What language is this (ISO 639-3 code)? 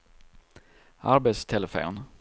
swe